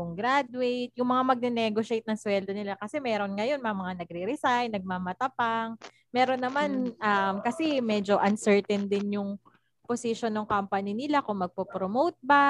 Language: Filipino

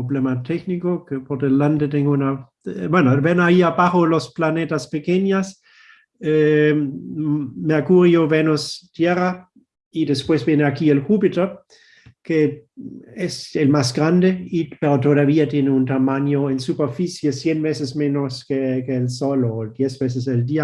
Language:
Spanish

